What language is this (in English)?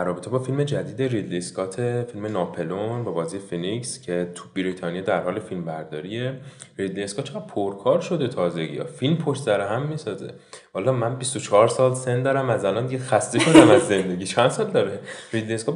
Persian